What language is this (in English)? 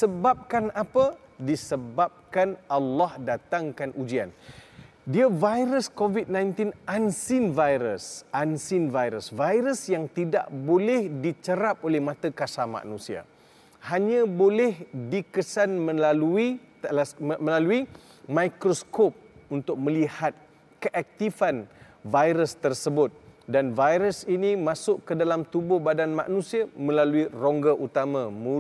Malay